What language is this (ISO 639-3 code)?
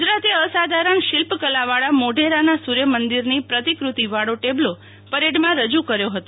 guj